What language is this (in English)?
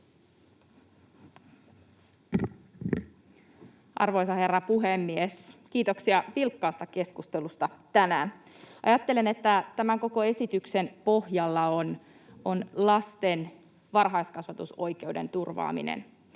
Finnish